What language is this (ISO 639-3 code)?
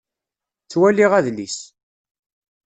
kab